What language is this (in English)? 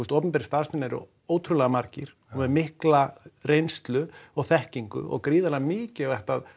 Icelandic